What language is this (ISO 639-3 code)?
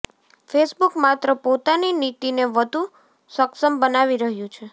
guj